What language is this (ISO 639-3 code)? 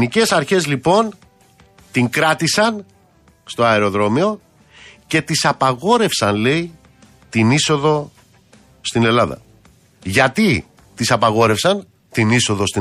ell